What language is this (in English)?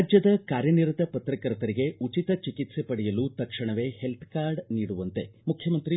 Kannada